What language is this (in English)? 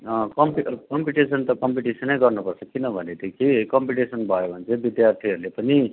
Nepali